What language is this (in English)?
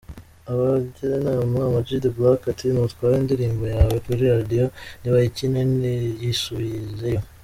Kinyarwanda